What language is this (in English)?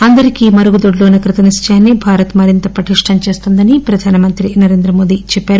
Telugu